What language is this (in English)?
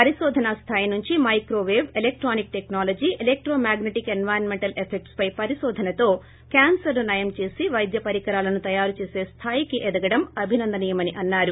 Telugu